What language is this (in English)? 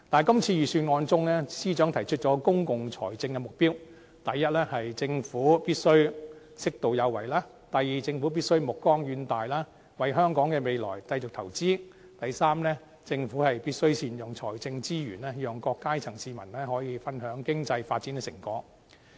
Cantonese